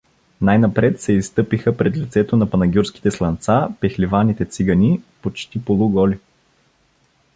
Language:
Bulgarian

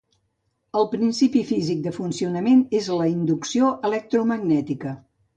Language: Catalan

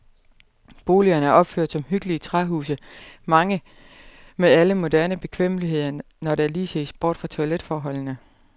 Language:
Danish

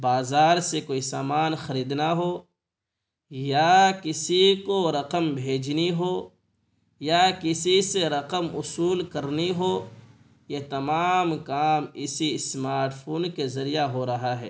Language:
Urdu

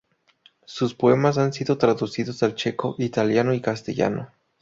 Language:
Spanish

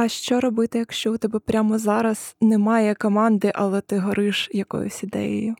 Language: Ukrainian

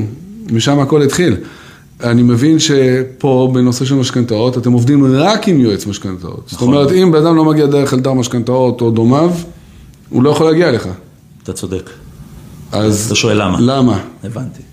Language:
Hebrew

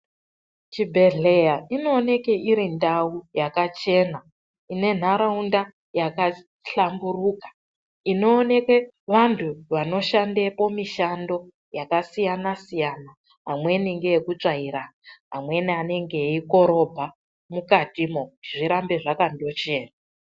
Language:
Ndau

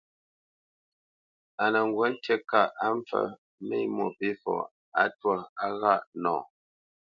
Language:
Bamenyam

